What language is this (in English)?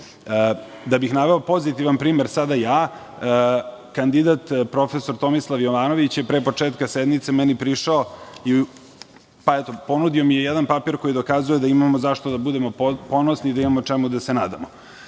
Serbian